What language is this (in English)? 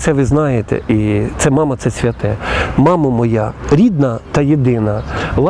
Ukrainian